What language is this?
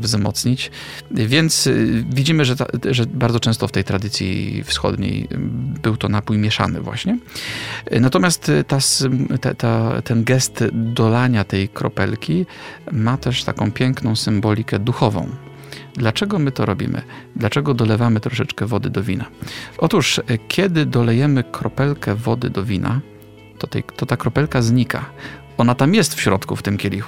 Polish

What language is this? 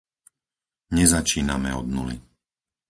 Slovak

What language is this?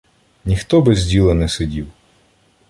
Ukrainian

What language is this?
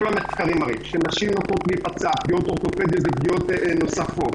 Hebrew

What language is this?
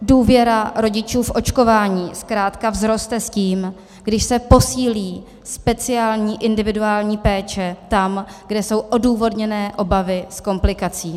Czech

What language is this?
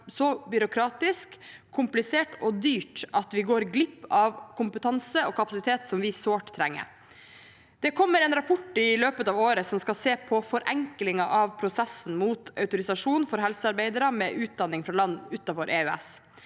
Norwegian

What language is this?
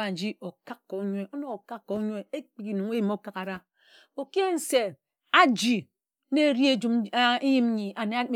Ejagham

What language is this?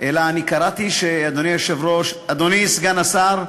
Hebrew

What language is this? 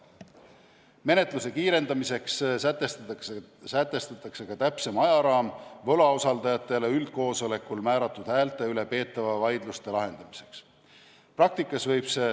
Estonian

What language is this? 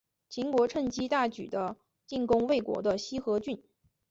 Chinese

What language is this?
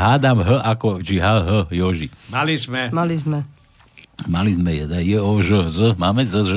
Slovak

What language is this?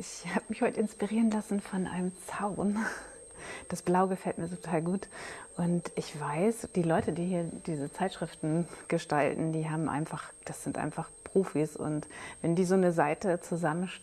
German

